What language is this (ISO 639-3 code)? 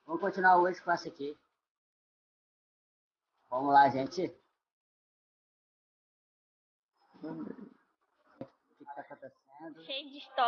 por